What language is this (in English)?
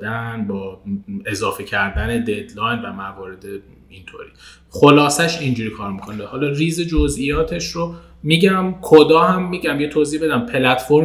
Persian